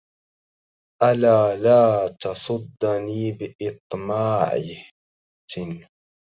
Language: Arabic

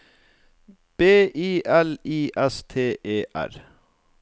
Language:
Norwegian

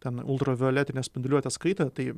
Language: Lithuanian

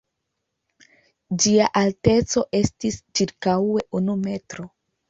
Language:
Esperanto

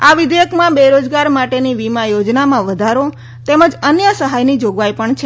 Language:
Gujarati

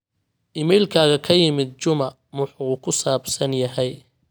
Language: Somali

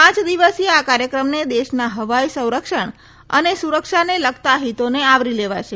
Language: Gujarati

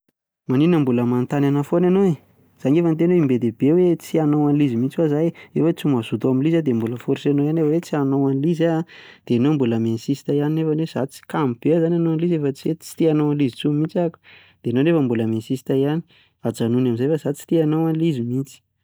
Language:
Malagasy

